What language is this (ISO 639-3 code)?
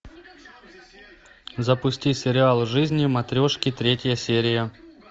rus